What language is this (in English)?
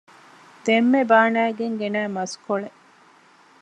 Divehi